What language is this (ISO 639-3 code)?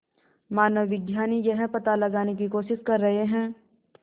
hin